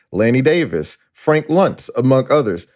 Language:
English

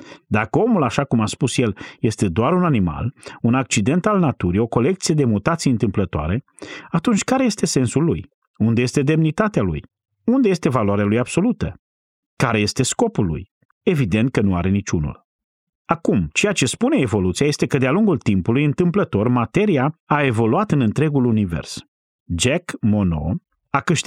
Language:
Romanian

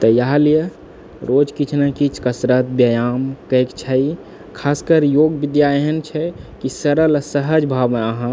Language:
Maithili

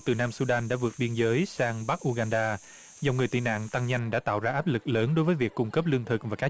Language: Vietnamese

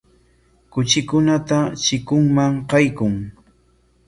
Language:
Corongo Ancash Quechua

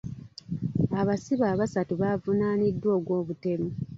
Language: Ganda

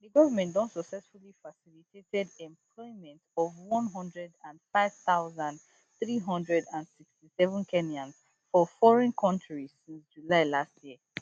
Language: Nigerian Pidgin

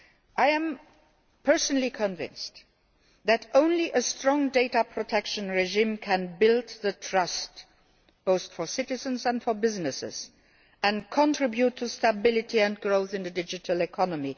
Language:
English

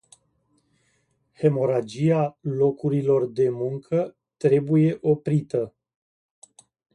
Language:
Romanian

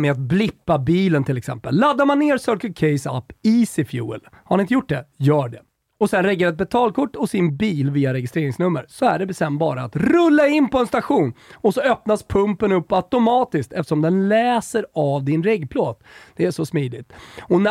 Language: Swedish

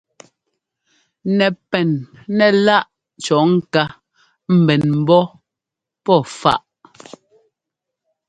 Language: Ngomba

